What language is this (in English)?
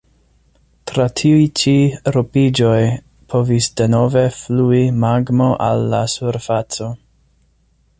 Esperanto